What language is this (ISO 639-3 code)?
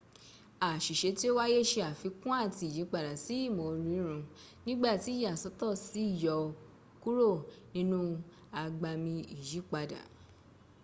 yor